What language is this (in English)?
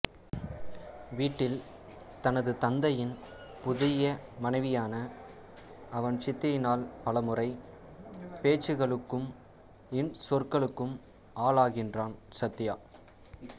Tamil